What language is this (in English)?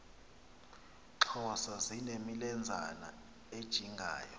Xhosa